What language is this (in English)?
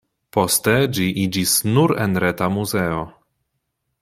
Esperanto